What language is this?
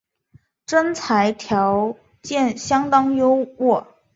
Chinese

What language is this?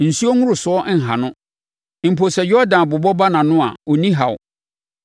Akan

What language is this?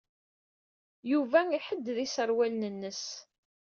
Kabyle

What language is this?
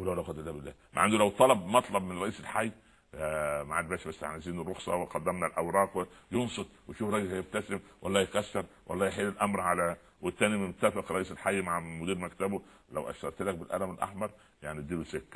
Arabic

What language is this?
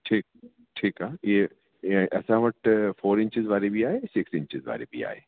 Sindhi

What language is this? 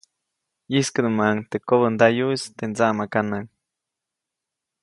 Copainalá Zoque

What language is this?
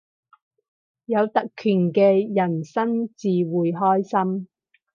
Cantonese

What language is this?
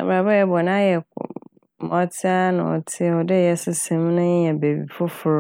Akan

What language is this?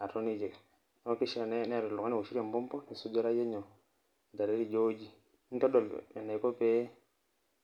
Masai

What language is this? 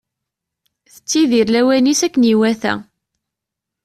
Kabyle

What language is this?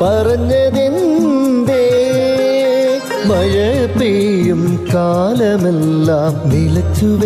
Malayalam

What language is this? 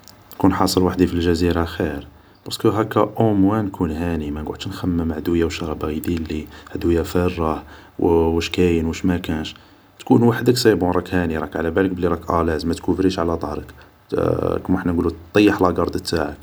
Algerian Arabic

